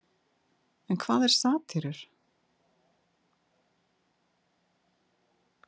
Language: Icelandic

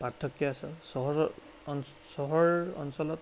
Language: Assamese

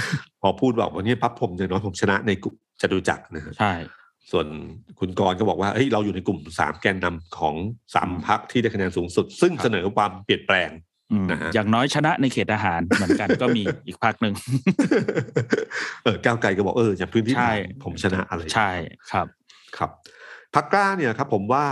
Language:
Thai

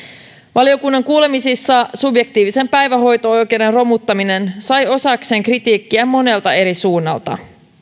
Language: Finnish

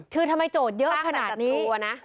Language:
Thai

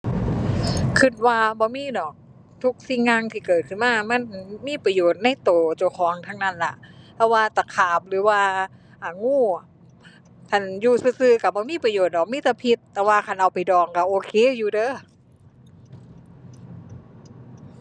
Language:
Thai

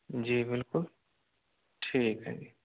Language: Hindi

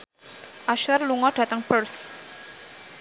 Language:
Javanese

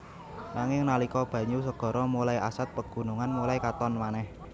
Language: Javanese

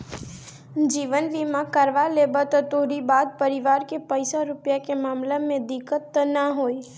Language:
Bhojpuri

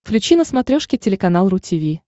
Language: Russian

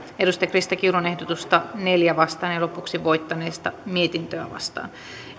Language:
Finnish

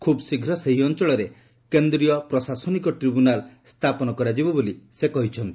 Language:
Odia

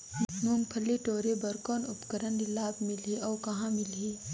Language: Chhattisgarhi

